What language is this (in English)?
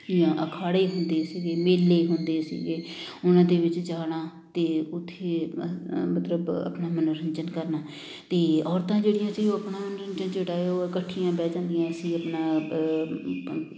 Punjabi